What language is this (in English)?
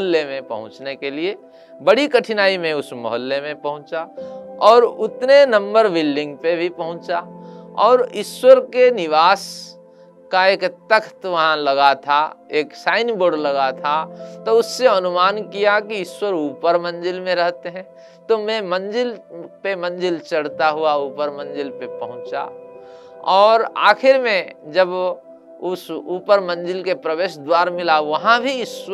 Hindi